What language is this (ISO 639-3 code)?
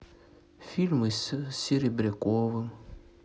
rus